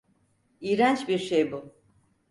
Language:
Turkish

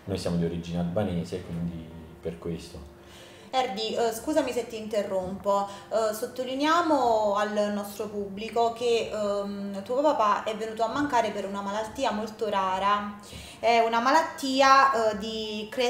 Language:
Italian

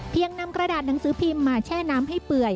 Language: Thai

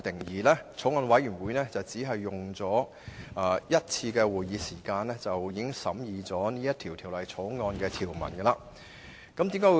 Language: Cantonese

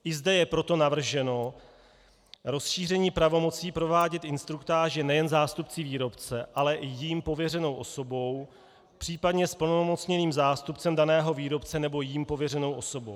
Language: Czech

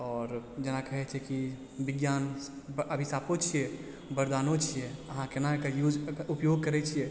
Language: Maithili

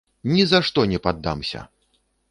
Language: Belarusian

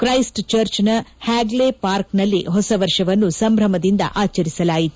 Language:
Kannada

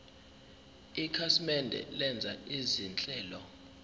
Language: Zulu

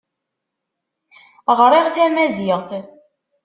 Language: Kabyle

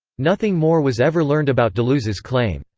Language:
English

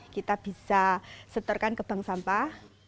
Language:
Indonesian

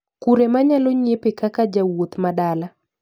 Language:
Luo (Kenya and Tanzania)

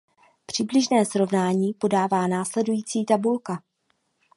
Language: Czech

